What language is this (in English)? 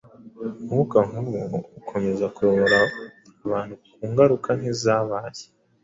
Kinyarwanda